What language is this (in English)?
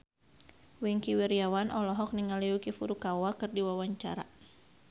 Sundanese